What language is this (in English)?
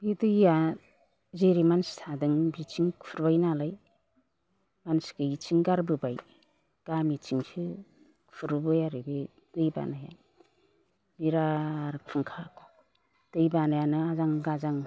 Bodo